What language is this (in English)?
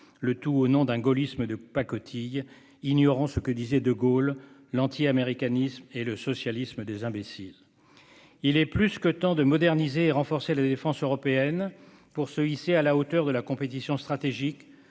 French